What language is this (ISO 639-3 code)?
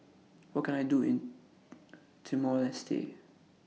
eng